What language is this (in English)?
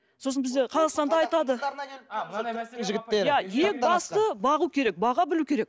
Kazakh